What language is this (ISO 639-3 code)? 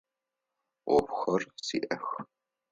ady